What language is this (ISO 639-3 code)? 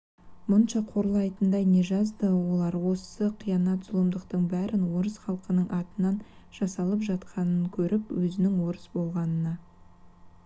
kaz